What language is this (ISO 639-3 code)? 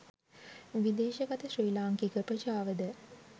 sin